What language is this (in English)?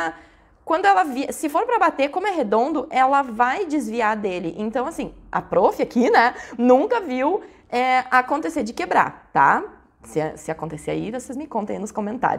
Portuguese